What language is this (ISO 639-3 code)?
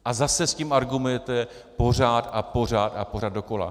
ces